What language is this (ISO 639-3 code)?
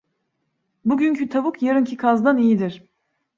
tur